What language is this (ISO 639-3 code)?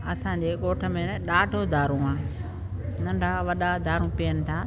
snd